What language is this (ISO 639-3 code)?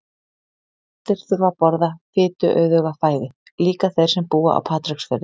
isl